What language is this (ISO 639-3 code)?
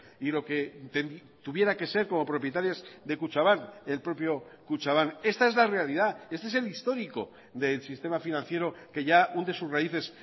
spa